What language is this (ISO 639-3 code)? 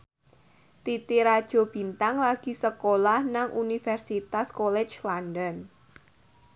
jav